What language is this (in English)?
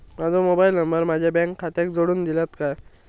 Marathi